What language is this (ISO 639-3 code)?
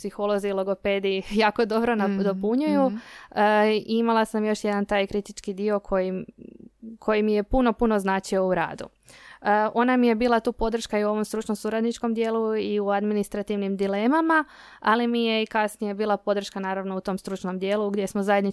hrv